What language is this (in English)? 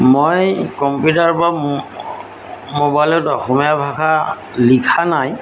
Assamese